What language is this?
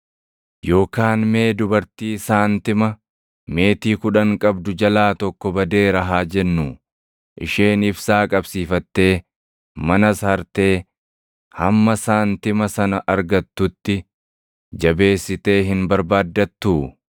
Oromo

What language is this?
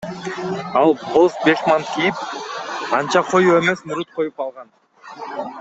Kyrgyz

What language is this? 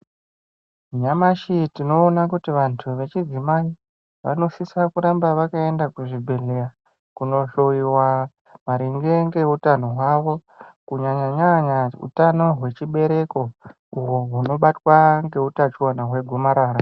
Ndau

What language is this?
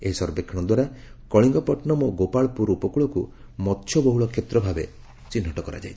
Odia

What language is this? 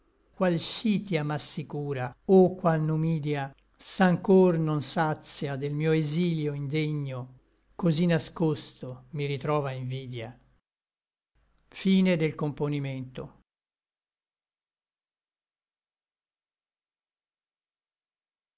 Italian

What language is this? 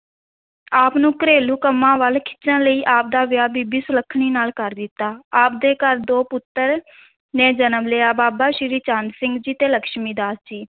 Punjabi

